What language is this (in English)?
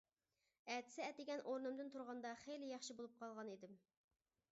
Uyghur